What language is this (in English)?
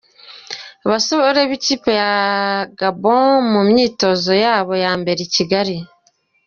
Kinyarwanda